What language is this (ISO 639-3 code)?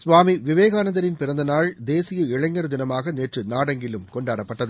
tam